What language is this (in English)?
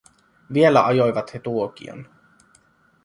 Finnish